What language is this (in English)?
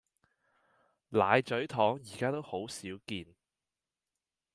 Cantonese